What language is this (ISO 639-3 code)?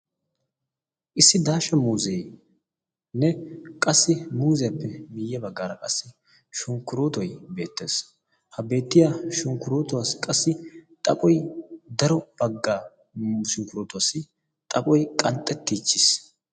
wal